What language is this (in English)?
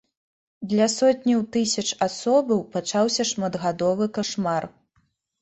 Belarusian